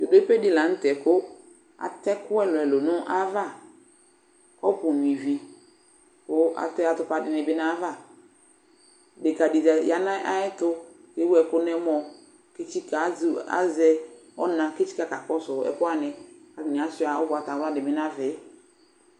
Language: Ikposo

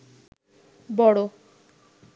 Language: Bangla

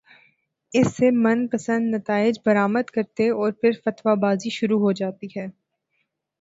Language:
Urdu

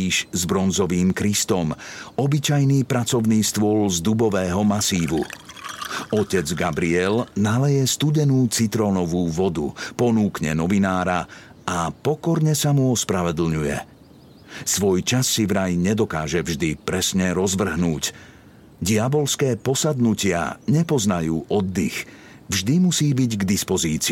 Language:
Slovak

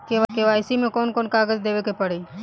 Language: Bhojpuri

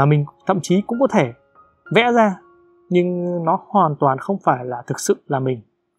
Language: Vietnamese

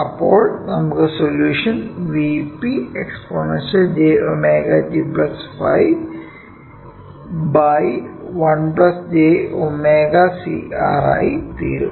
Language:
Malayalam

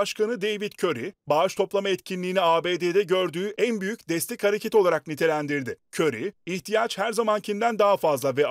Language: Turkish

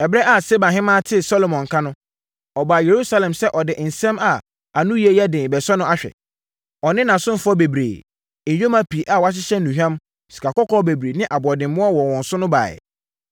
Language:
Akan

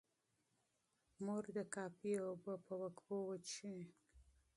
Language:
Pashto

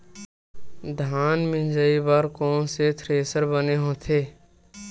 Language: Chhattisgarhi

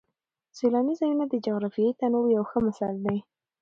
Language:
Pashto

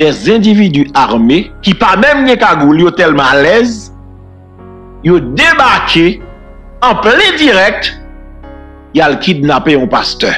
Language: French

